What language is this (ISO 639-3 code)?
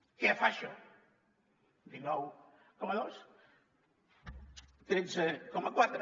cat